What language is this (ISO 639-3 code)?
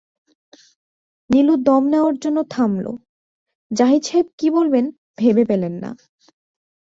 ben